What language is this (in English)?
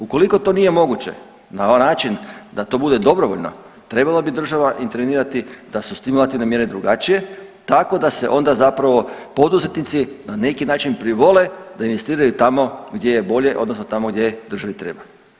Croatian